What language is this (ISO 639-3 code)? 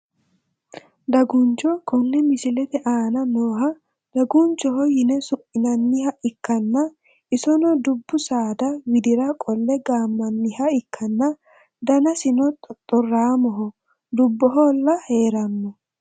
sid